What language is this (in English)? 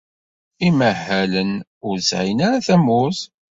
Kabyle